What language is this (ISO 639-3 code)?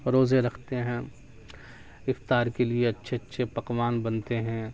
urd